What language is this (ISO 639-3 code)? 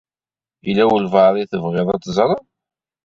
kab